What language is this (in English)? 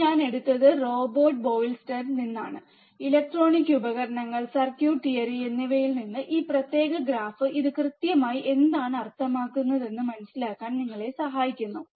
Malayalam